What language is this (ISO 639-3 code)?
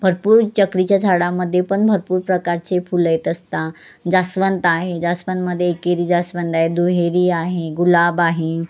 mar